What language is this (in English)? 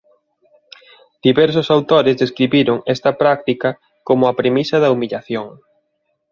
Galician